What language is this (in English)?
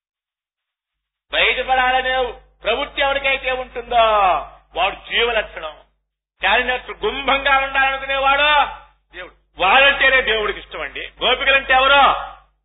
Telugu